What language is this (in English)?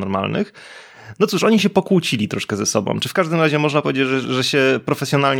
Polish